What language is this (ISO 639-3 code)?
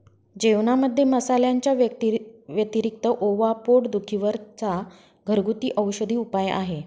mar